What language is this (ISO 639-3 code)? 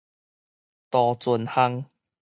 nan